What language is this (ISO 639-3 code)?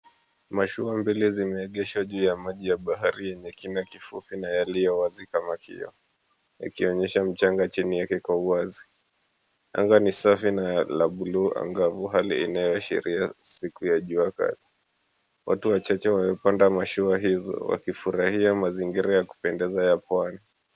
swa